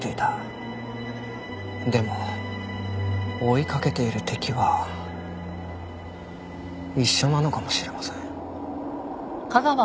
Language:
Japanese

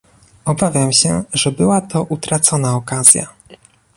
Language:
Polish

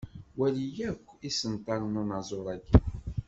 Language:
Kabyle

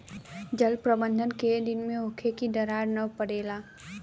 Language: Bhojpuri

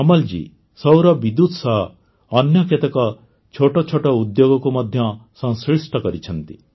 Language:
Odia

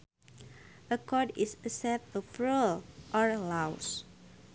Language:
Sundanese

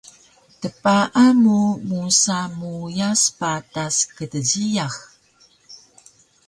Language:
Taroko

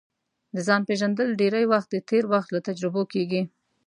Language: Pashto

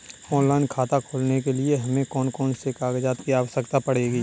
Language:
Hindi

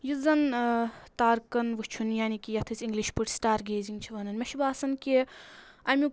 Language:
Kashmiri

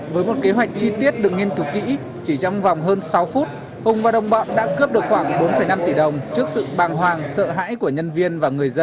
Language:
Vietnamese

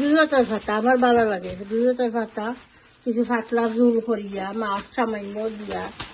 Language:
Bangla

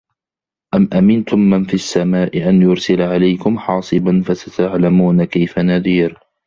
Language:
Arabic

